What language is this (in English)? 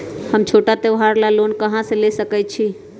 Magahi